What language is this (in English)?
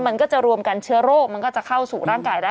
Thai